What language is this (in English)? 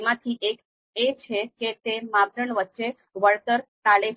Gujarati